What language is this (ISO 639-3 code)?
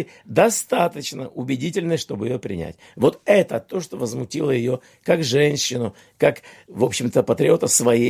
rus